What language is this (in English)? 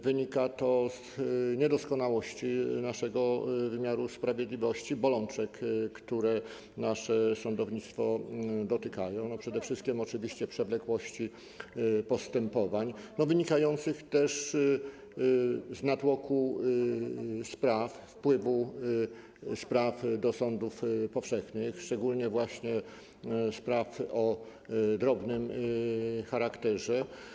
Polish